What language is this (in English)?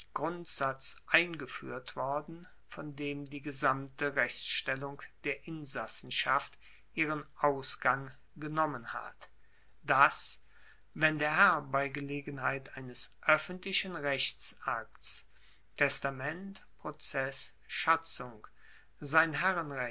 German